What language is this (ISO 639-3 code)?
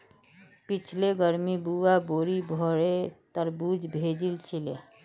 mag